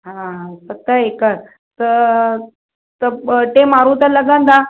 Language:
Sindhi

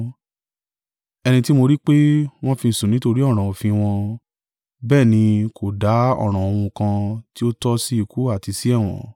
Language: Yoruba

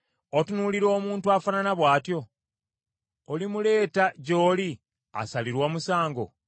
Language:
Ganda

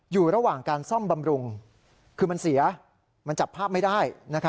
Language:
Thai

